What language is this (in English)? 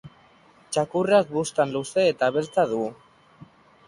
Basque